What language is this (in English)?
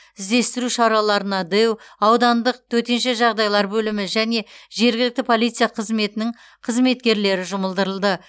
Kazakh